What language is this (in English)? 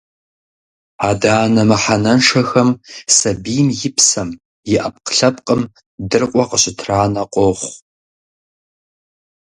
Kabardian